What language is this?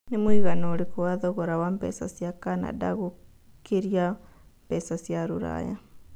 Kikuyu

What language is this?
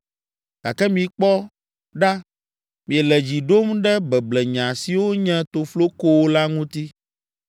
Ewe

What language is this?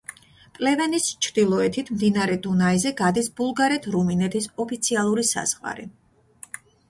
Georgian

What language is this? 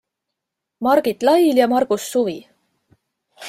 Estonian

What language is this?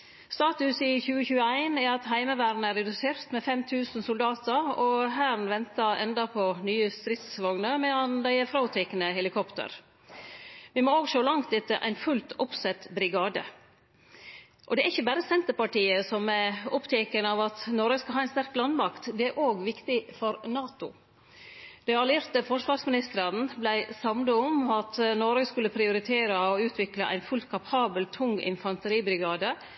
Norwegian Nynorsk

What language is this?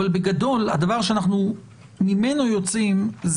Hebrew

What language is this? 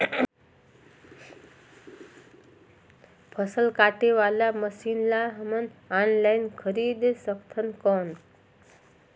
Chhattisgarhi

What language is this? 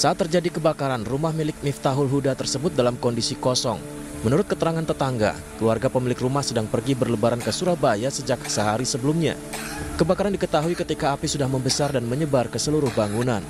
Indonesian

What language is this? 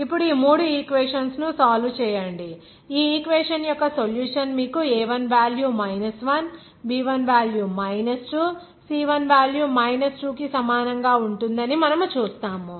Telugu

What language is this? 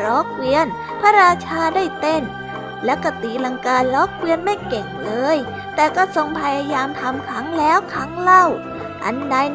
Thai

